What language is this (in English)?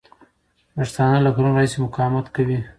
Pashto